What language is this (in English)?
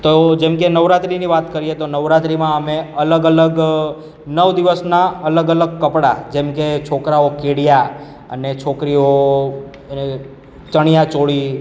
Gujarati